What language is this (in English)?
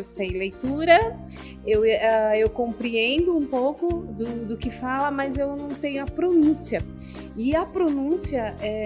Portuguese